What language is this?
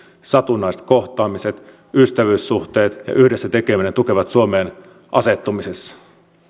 Finnish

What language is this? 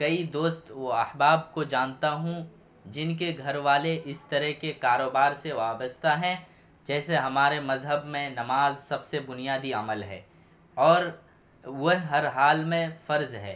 Urdu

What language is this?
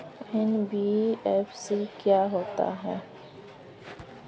Hindi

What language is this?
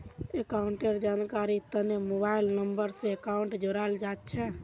Magahi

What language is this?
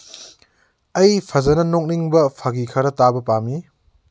Manipuri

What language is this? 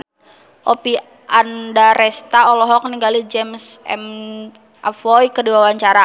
Sundanese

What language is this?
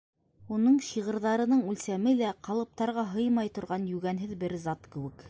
Bashkir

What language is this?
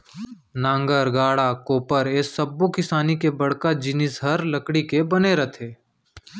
Chhattisgarhi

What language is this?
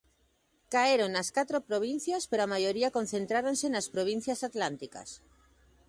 Galician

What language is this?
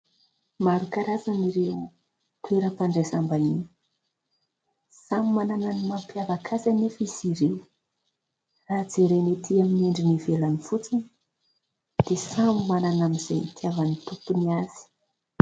Malagasy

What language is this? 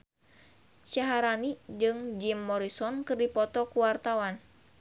Sundanese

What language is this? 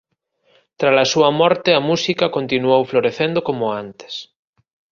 Galician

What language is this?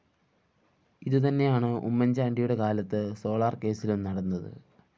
Malayalam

